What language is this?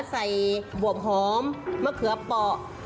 Thai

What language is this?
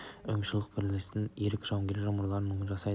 Kazakh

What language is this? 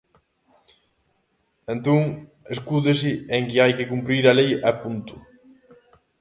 Galician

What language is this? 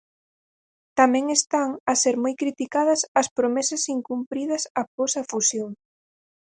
Galician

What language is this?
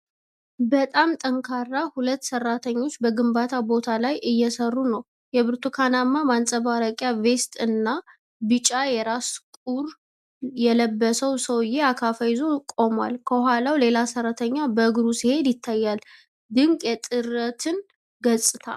Amharic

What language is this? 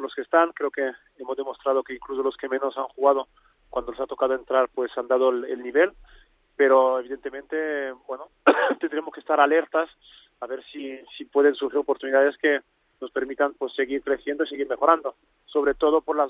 Spanish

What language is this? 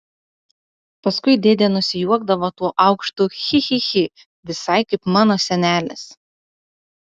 Lithuanian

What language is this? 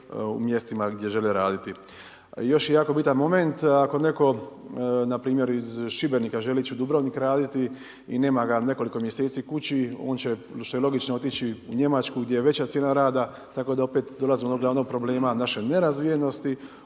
Croatian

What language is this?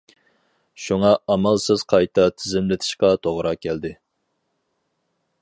Uyghur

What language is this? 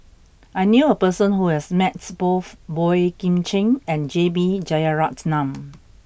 English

